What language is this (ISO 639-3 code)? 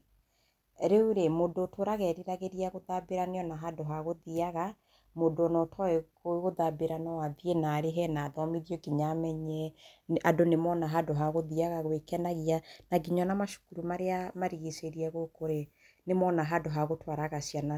kik